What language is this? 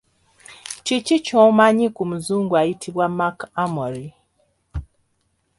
Ganda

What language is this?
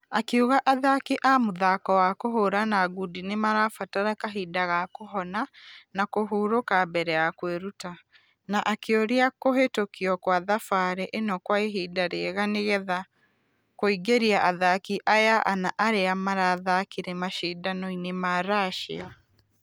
Kikuyu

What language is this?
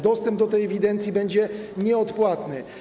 Polish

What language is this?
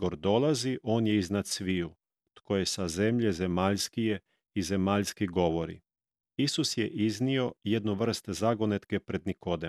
Croatian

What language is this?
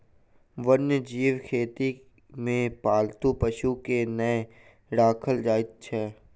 Maithili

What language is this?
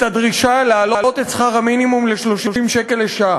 Hebrew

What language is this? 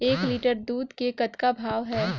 Chhattisgarhi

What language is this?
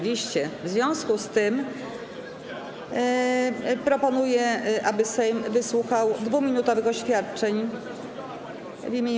Polish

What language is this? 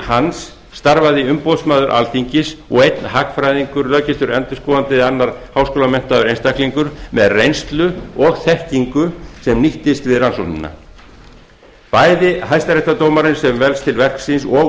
Icelandic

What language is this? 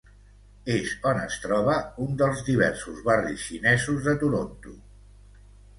Catalan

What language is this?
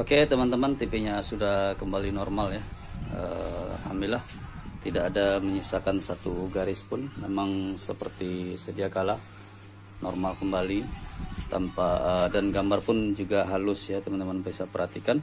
Indonesian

